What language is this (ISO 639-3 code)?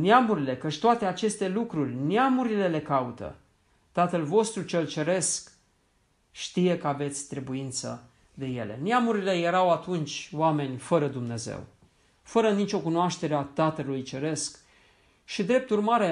ron